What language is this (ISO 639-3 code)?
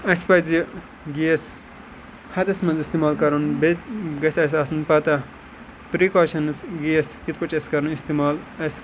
kas